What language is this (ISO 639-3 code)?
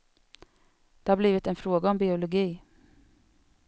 swe